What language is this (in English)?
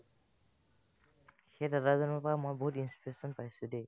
Assamese